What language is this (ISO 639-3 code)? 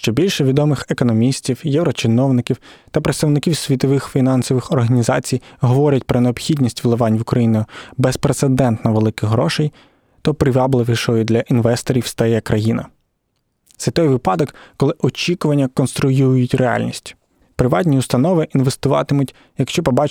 ukr